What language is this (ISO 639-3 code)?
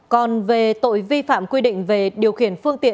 vie